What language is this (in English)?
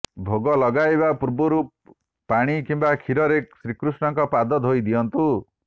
Odia